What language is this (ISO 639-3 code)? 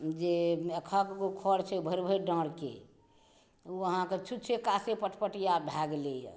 mai